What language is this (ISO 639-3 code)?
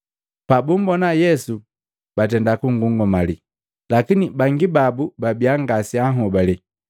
mgv